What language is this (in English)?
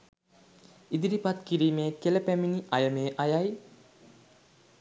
Sinhala